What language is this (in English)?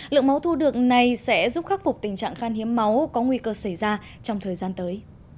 Vietnamese